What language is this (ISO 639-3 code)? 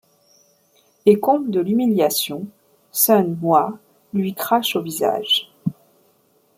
fra